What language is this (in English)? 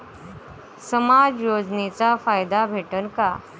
Marathi